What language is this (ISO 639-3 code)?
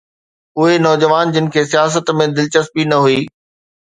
snd